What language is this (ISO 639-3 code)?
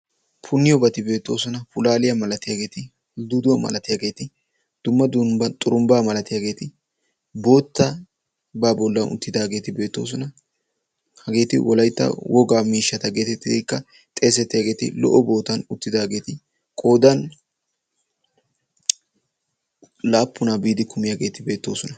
wal